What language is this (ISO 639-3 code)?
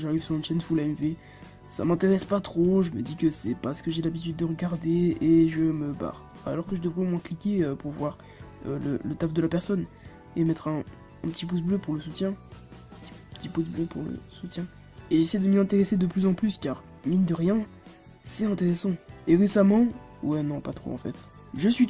fra